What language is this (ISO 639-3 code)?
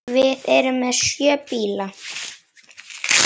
isl